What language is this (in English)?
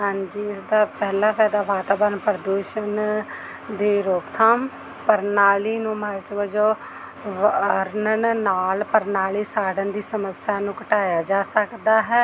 Punjabi